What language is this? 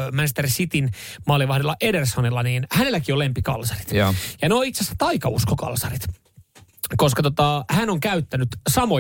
Finnish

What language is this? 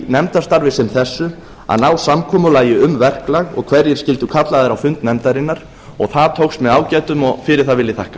Icelandic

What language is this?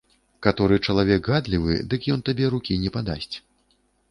Belarusian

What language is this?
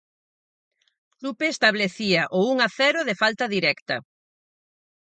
Galician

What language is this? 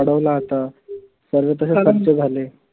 Marathi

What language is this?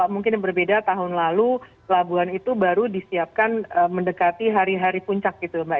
Indonesian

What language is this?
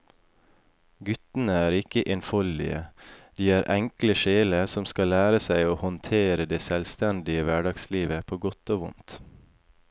Norwegian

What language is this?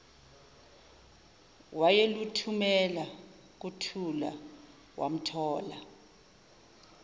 Zulu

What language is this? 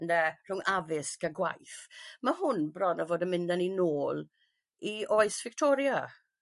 Welsh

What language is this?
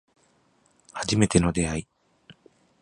Japanese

